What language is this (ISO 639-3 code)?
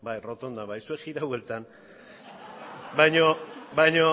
eus